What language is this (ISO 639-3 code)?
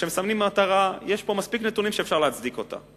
heb